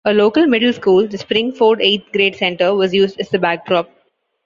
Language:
English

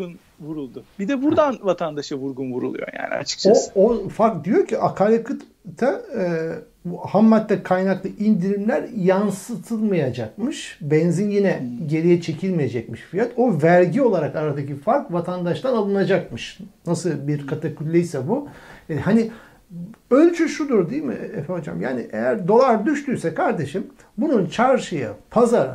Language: Turkish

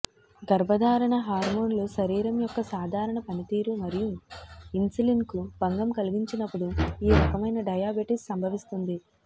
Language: Telugu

